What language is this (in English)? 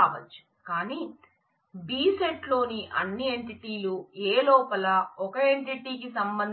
Telugu